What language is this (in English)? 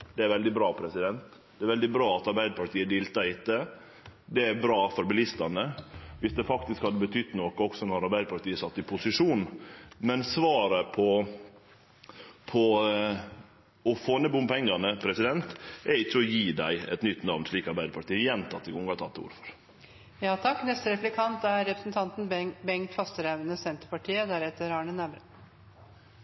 Norwegian Nynorsk